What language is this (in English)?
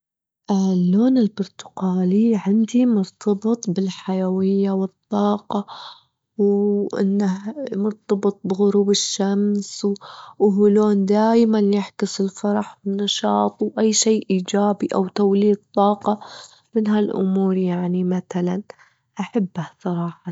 Gulf Arabic